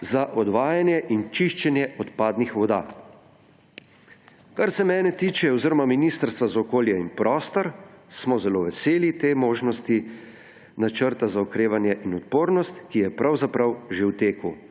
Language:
Slovenian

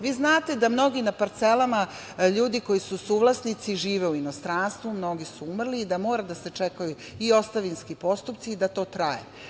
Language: Serbian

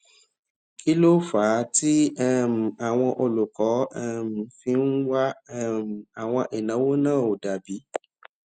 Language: Yoruba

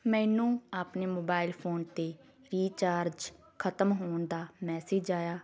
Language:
Punjabi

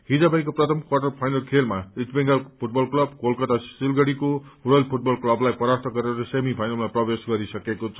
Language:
Nepali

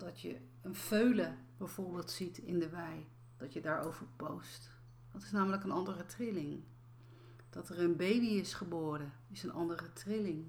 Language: Dutch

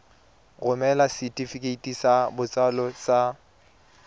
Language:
Tswana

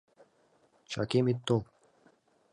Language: Mari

